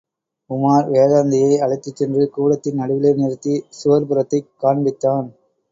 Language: Tamil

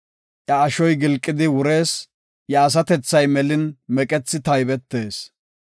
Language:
Gofa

